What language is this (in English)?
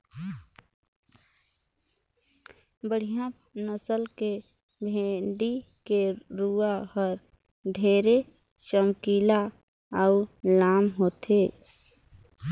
Chhattisgarhi